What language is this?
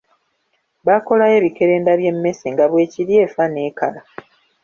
Ganda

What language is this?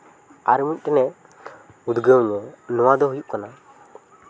Santali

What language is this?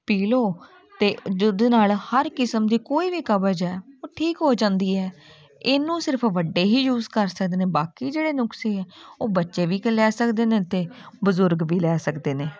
Punjabi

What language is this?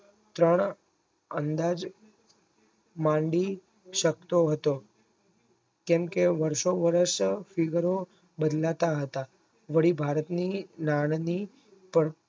Gujarati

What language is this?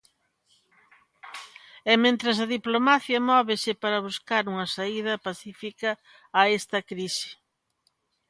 Galician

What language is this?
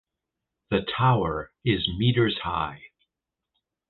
English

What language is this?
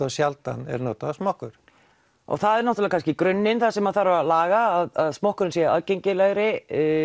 Icelandic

